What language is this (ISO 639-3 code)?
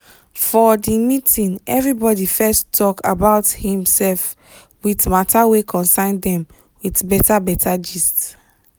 pcm